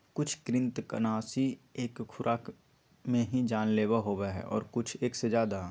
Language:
Magahi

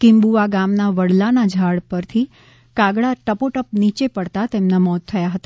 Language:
Gujarati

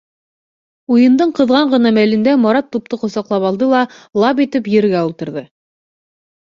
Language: Bashkir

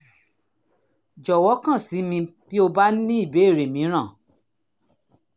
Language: Yoruba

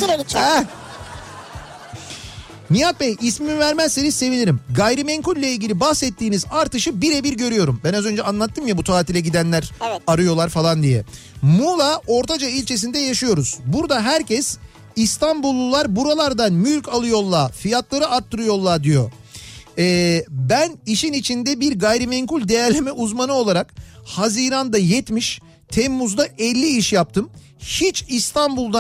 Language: Turkish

